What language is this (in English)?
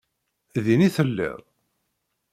Kabyle